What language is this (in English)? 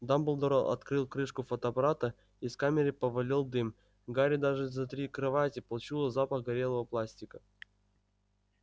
Russian